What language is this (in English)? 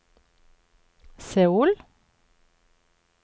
Norwegian